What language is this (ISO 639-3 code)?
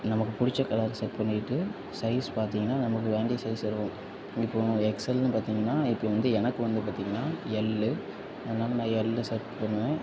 tam